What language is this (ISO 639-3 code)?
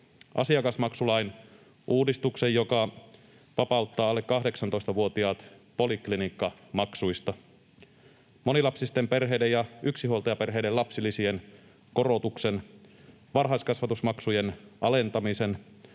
fin